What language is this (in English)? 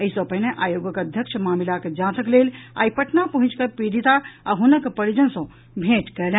Maithili